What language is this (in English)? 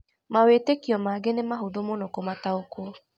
Kikuyu